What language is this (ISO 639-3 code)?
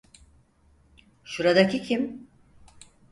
tur